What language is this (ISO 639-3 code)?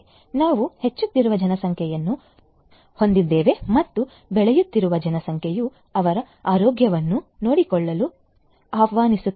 kan